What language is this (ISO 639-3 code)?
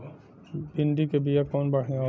bho